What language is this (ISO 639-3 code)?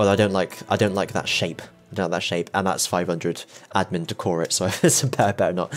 eng